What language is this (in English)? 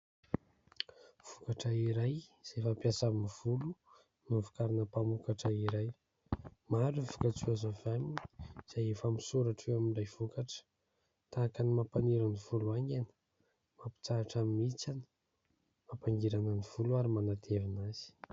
Malagasy